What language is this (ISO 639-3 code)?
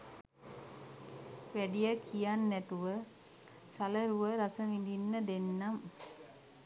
sin